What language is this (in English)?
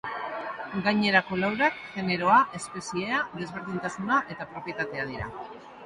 Basque